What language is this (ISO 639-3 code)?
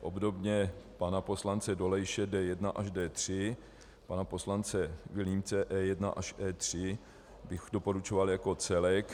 ces